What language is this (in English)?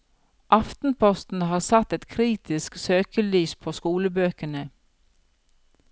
Norwegian